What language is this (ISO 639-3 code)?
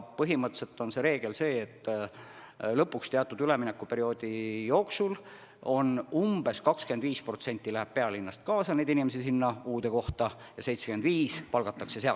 est